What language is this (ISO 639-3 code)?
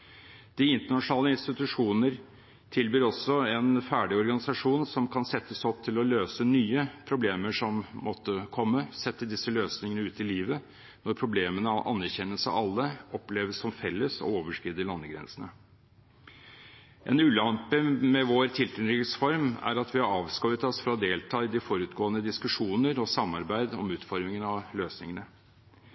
nob